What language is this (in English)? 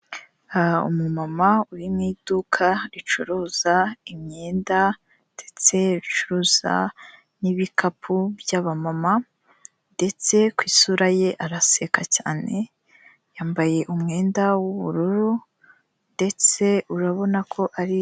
Kinyarwanda